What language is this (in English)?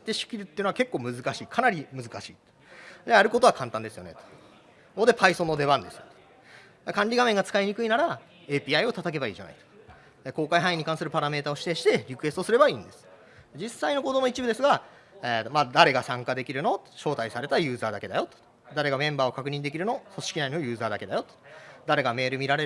Japanese